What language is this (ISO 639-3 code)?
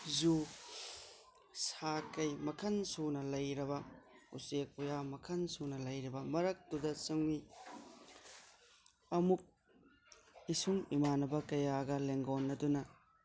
mni